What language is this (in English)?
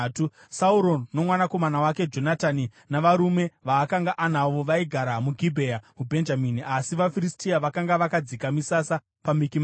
Shona